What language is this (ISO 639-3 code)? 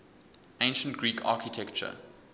eng